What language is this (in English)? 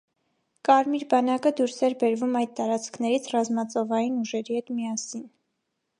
Armenian